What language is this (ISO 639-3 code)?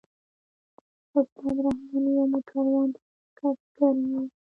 pus